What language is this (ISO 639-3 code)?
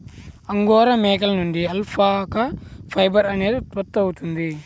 tel